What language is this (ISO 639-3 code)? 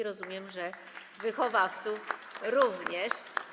pol